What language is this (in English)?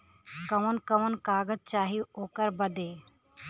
Bhojpuri